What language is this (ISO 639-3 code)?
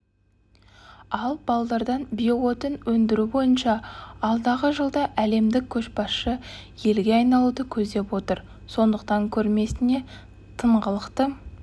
kaz